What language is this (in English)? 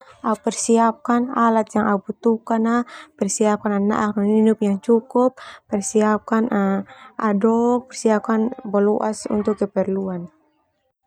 Termanu